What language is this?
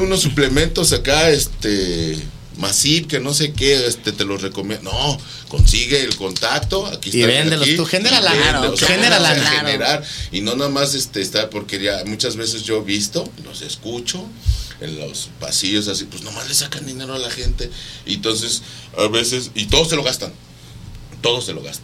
Spanish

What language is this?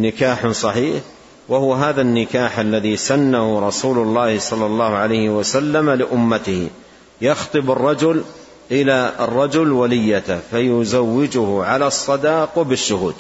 Arabic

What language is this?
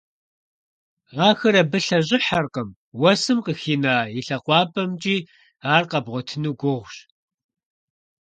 Kabardian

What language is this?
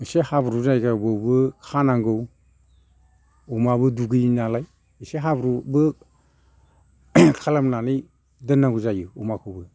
Bodo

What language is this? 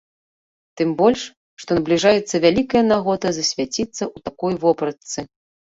Belarusian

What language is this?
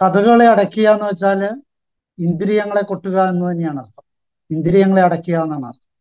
Malayalam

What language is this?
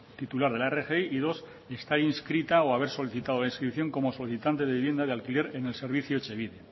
Spanish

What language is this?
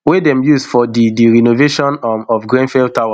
Nigerian Pidgin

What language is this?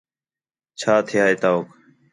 Khetrani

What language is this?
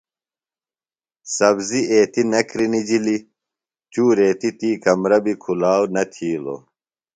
Phalura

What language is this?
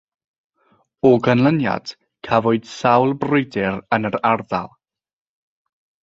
Welsh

